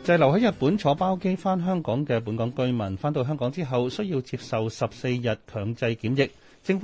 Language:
Chinese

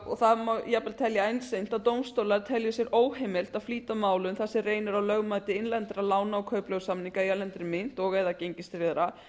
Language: Icelandic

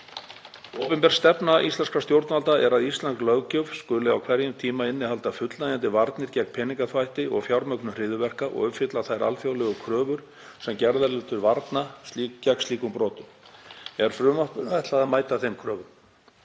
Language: Icelandic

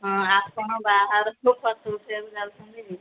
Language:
Odia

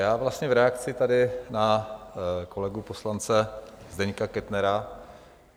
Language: Czech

